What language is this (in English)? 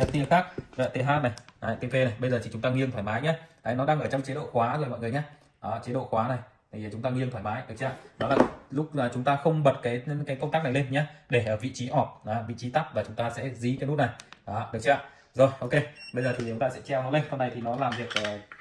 Vietnamese